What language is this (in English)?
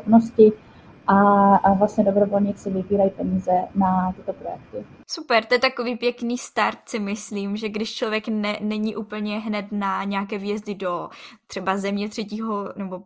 Czech